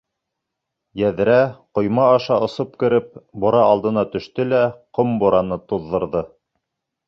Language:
Bashkir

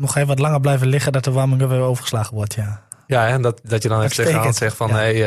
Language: Dutch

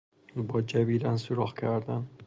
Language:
Persian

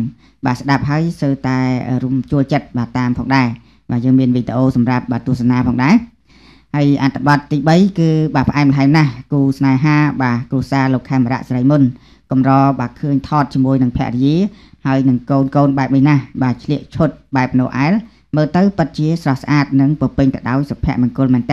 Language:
Thai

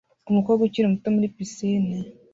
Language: Kinyarwanda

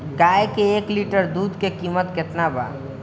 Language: Bhojpuri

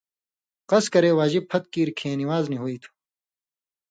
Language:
Indus Kohistani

